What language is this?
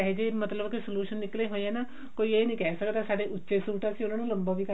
Punjabi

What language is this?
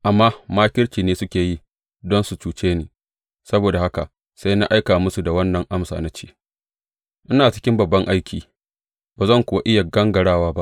Hausa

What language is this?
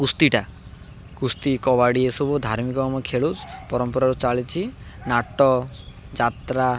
Odia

